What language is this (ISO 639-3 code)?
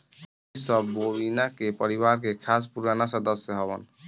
bho